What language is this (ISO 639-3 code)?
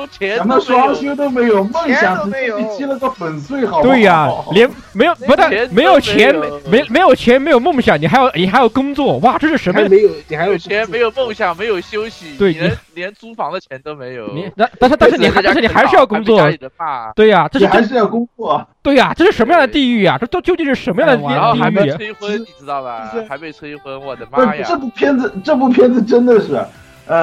zho